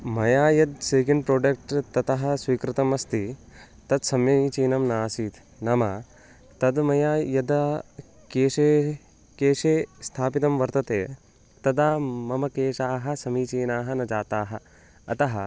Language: Sanskrit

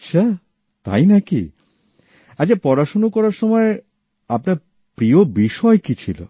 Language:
Bangla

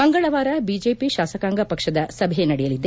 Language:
Kannada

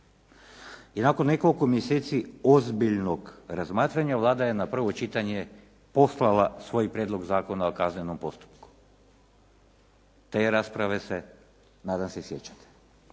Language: Croatian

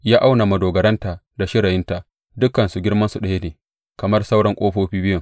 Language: Hausa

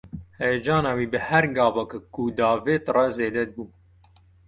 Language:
Kurdish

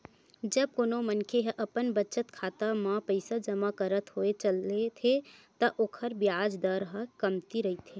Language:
Chhattisgarhi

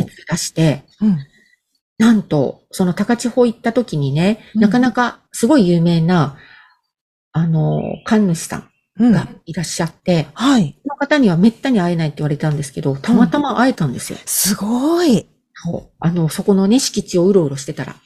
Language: Japanese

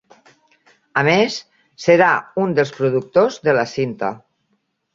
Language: Catalan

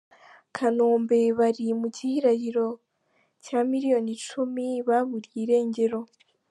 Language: Kinyarwanda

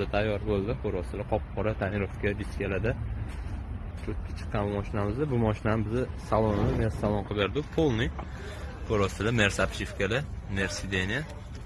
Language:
Turkish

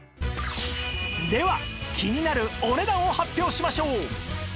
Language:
Japanese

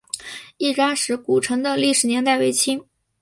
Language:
Chinese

